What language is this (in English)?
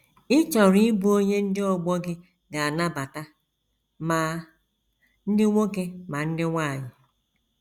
Igbo